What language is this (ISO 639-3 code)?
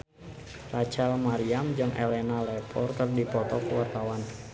sun